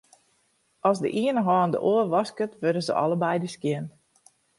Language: Western Frisian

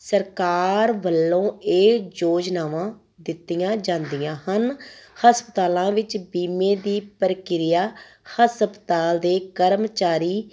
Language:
Punjabi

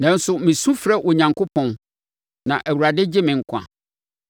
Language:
Akan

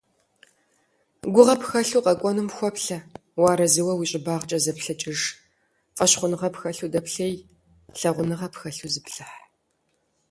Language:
Kabardian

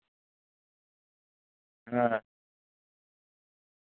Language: Santali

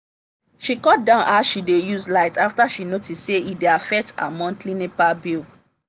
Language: Nigerian Pidgin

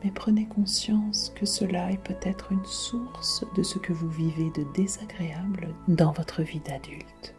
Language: French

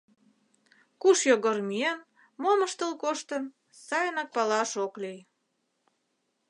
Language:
Mari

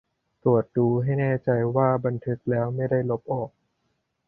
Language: Thai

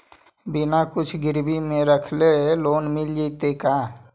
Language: Magahi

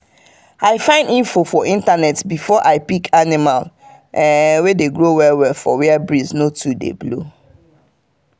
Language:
Nigerian Pidgin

